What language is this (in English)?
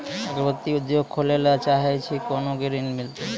Maithili